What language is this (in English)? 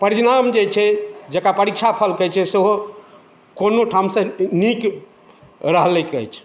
Maithili